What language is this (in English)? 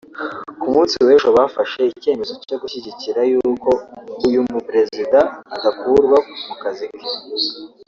Kinyarwanda